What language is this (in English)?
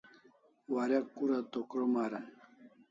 Kalasha